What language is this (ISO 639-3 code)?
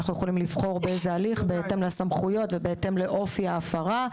heb